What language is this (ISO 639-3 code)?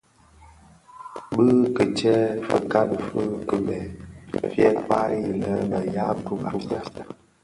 ksf